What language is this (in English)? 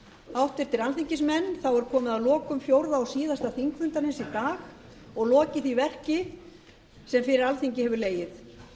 Icelandic